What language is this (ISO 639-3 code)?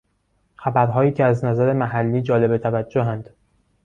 fas